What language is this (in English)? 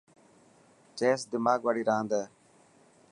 Dhatki